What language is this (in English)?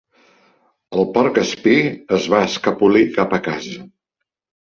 Catalan